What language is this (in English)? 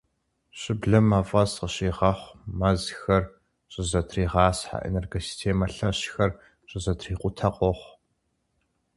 Kabardian